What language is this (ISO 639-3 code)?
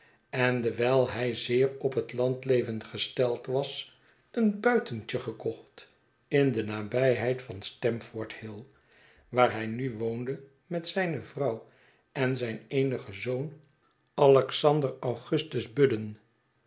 nld